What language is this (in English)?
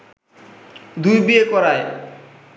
Bangla